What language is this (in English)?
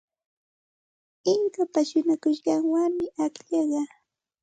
Santa Ana de Tusi Pasco Quechua